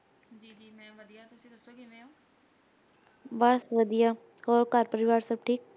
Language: Punjabi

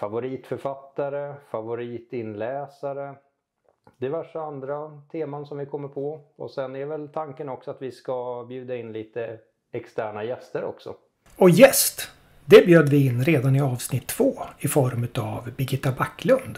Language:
Swedish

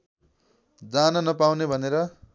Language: Nepali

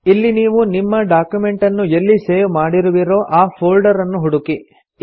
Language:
Kannada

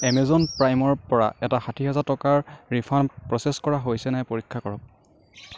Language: Assamese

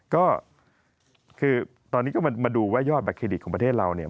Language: Thai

